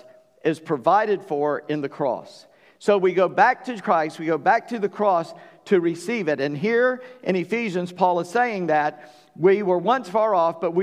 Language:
English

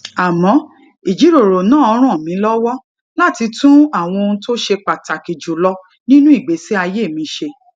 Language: Yoruba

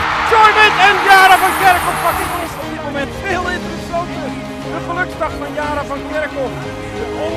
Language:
Dutch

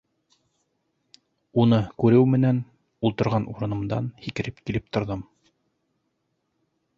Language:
Bashkir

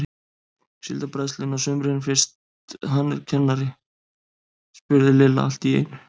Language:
Icelandic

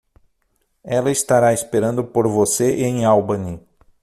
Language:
Portuguese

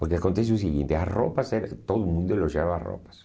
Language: Portuguese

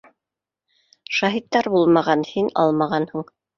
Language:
Bashkir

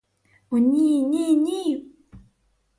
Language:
Ukrainian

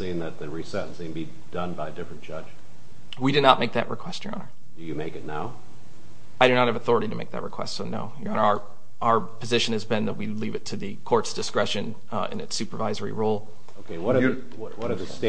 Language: English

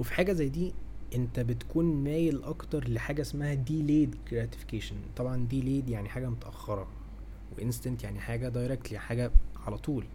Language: Arabic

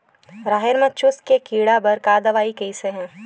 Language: Chhattisgarhi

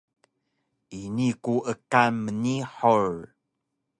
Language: Taroko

